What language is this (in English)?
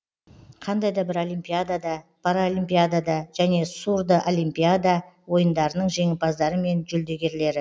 Kazakh